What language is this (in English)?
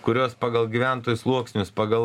Lithuanian